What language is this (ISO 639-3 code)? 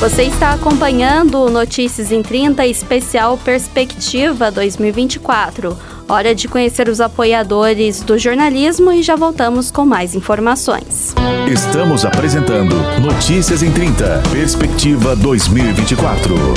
por